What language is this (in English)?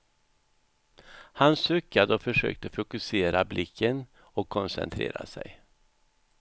Swedish